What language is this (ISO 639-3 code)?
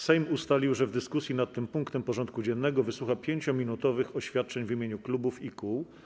pol